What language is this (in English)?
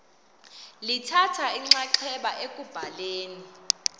Xhosa